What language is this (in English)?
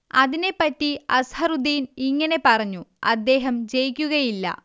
Malayalam